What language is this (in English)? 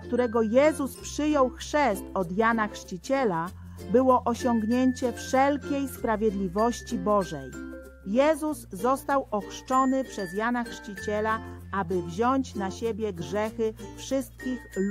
Polish